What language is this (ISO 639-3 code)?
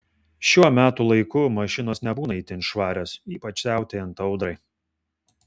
lit